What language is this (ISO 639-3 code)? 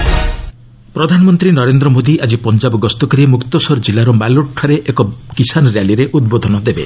ori